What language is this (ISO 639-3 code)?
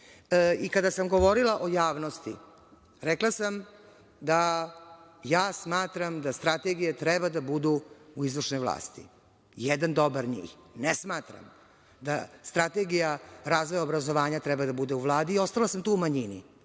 srp